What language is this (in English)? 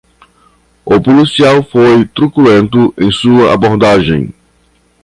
Portuguese